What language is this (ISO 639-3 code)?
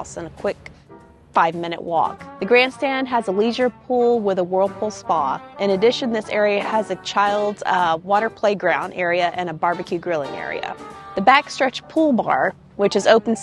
eng